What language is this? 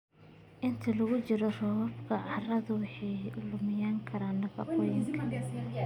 Somali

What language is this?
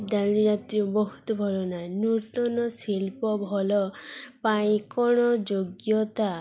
Odia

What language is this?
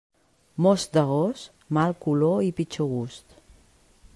Catalan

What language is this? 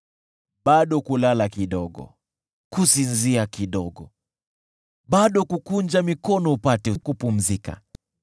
Swahili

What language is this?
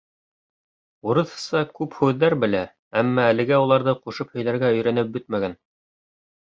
Bashkir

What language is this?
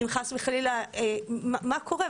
Hebrew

